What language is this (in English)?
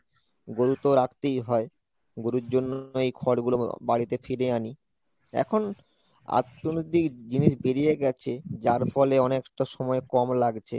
Bangla